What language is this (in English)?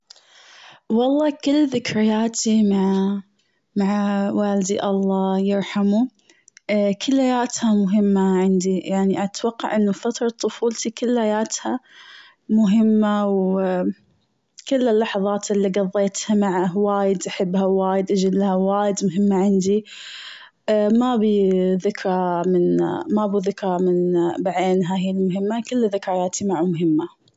Gulf Arabic